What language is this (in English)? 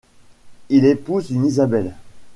French